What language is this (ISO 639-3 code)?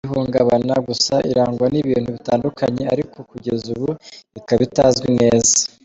kin